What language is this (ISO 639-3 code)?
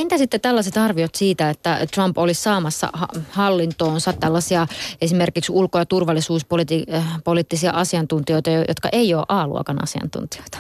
fin